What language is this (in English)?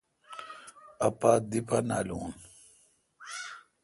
Kalkoti